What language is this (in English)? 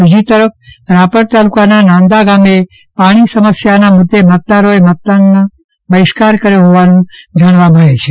Gujarati